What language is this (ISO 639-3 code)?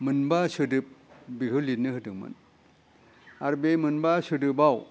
brx